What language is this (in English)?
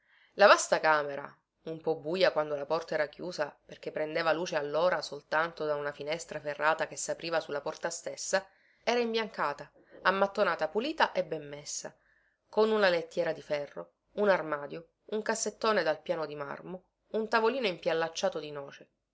Italian